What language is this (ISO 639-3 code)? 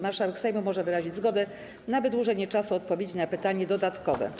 pol